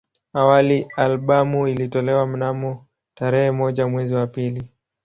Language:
Swahili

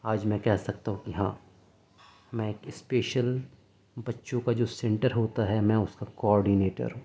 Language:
Urdu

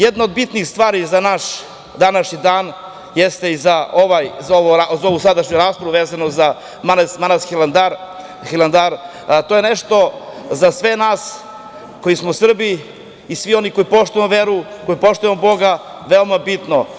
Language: Serbian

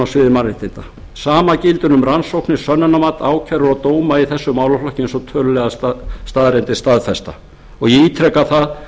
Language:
Icelandic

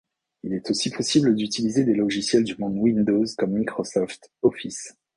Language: French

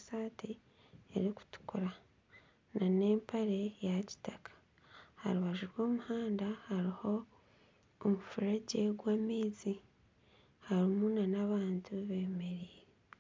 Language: Nyankole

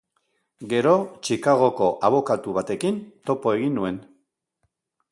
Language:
Basque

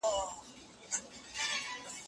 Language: Pashto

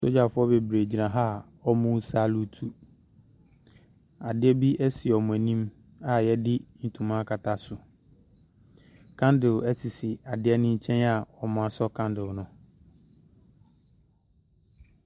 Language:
Akan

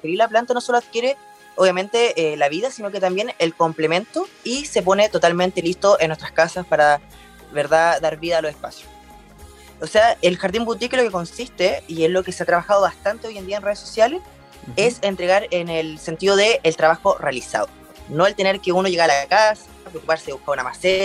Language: Spanish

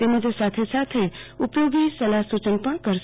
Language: Gujarati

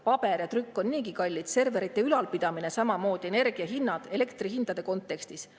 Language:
Estonian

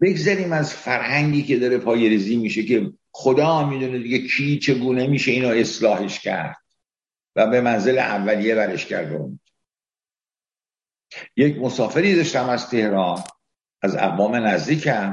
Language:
Persian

